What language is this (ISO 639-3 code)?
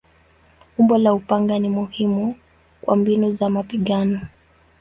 swa